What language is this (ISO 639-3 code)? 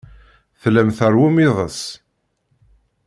kab